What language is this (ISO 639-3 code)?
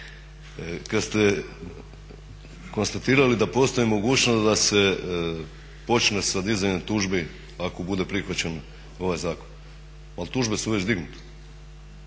hrv